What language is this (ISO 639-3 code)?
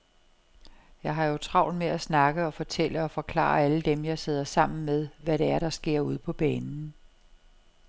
dan